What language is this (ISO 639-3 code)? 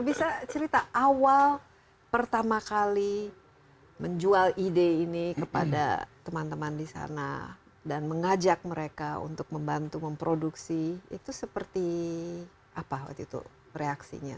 ind